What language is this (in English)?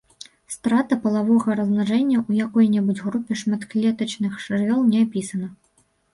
Belarusian